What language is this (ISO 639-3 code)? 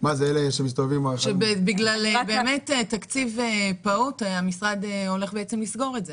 heb